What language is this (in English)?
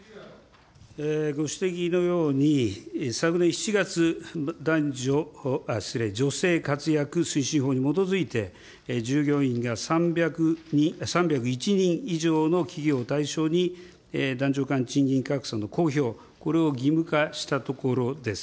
Japanese